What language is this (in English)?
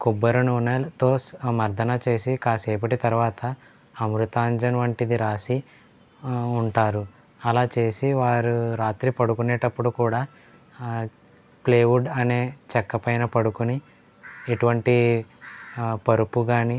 Telugu